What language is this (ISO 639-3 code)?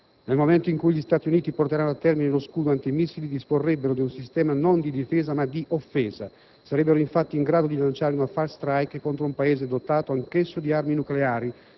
ita